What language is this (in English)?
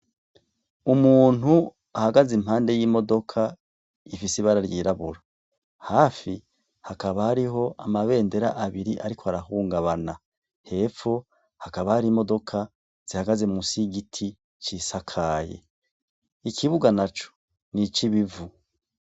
Rundi